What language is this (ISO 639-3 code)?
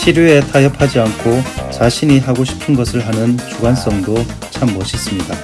kor